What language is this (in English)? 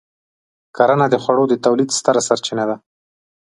Pashto